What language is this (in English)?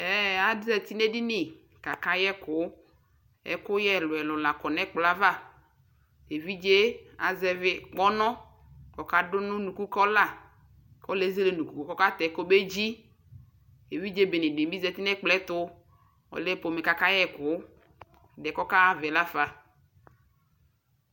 Ikposo